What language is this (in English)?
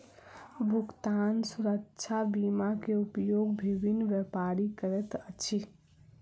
Maithili